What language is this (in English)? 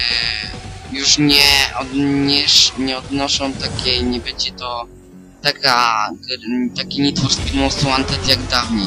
Polish